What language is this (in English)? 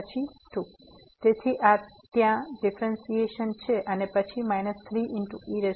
Gujarati